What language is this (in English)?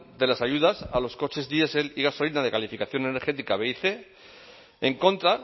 Spanish